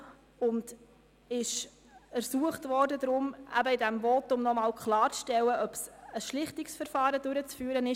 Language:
Swiss German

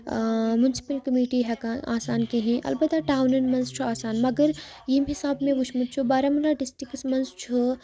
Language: Kashmiri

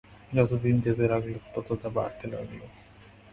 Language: Bangla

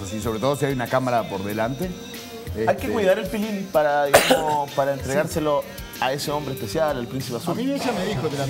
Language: Spanish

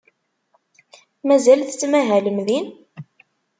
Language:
Kabyle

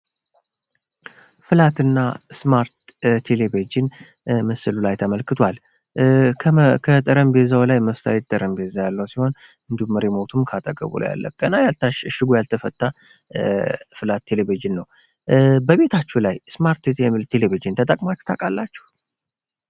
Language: Amharic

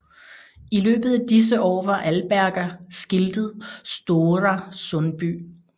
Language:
Danish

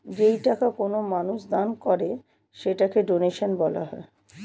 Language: Bangla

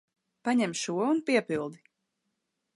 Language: Latvian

